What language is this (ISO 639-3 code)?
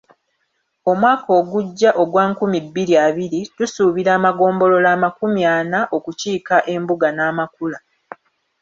lug